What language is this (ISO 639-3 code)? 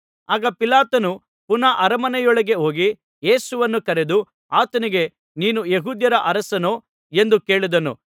kan